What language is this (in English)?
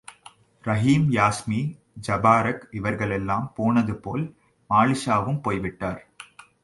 Tamil